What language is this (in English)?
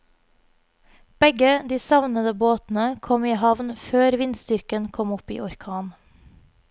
Norwegian